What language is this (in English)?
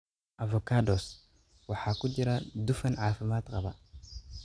Somali